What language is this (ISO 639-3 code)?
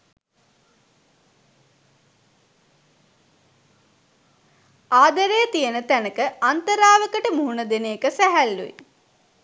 sin